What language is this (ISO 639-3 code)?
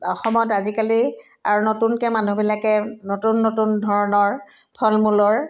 asm